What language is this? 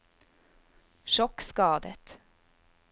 Norwegian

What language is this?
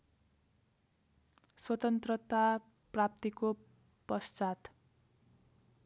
Nepali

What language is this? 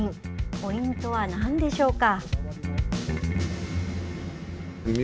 Japanese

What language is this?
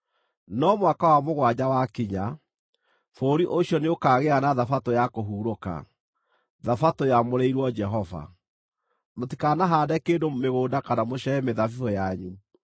Kikuyu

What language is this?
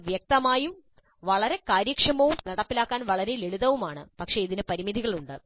Malayalam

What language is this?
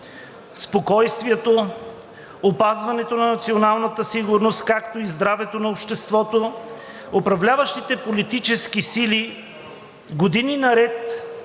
Bulgarian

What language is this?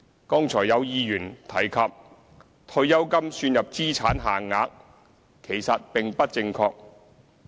Cantonese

